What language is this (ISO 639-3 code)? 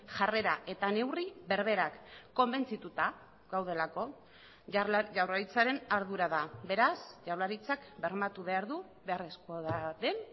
eus